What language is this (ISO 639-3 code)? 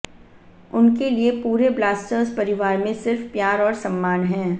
hin